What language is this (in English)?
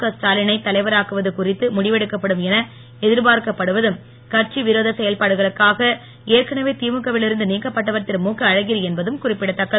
Tamil